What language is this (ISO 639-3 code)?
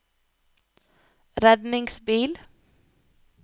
nor